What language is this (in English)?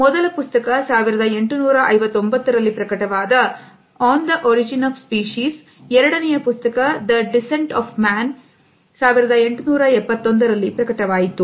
Kannada